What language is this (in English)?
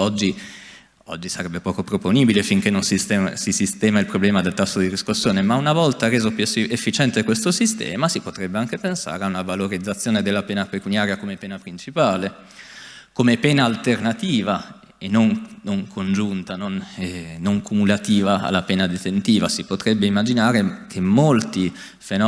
Italian